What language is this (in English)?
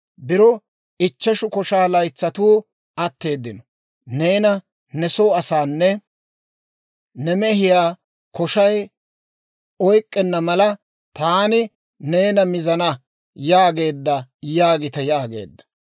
Dawro